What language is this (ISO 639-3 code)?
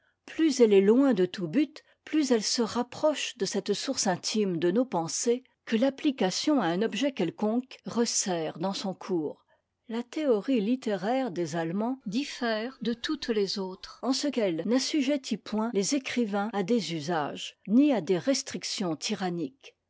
fra